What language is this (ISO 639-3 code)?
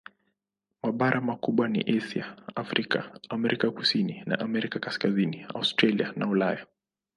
swa